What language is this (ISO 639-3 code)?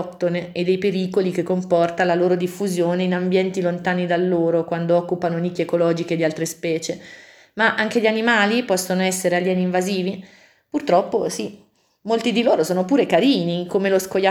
ita